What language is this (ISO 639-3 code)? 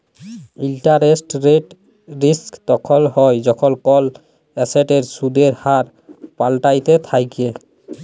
ben